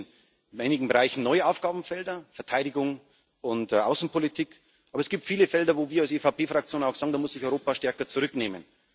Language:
German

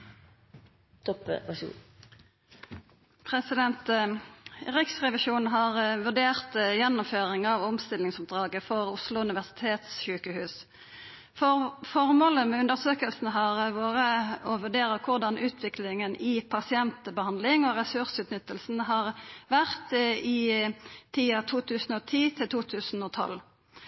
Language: Norwegian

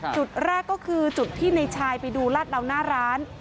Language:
Thai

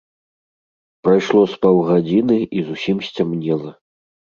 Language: Belarusian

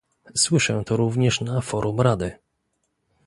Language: Polish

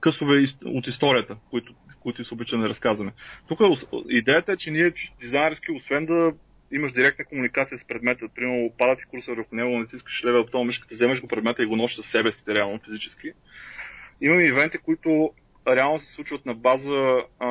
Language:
Bulgarian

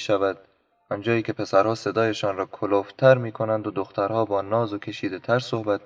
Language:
Persian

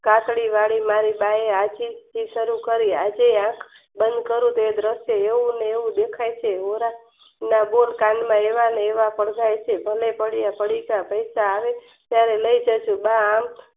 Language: Gujarati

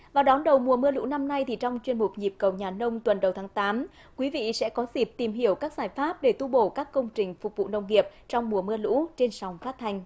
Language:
Vietnamese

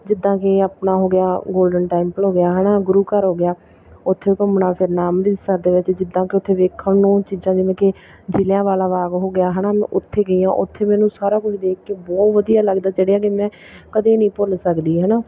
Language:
Punjabi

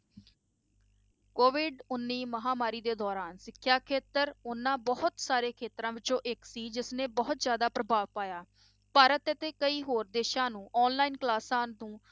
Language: Punjabi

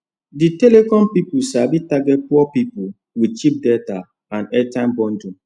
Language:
Nigerian Pidgin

